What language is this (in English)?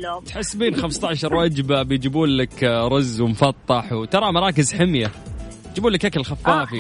Arabic